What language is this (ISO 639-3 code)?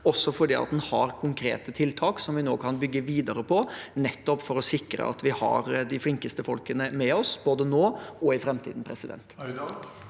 nor